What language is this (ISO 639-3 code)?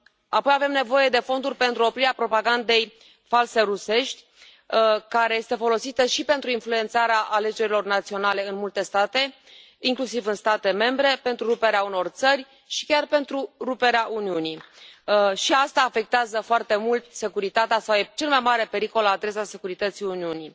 ron